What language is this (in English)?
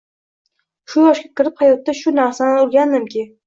Uzbek